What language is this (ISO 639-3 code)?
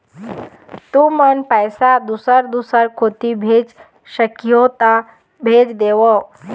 hne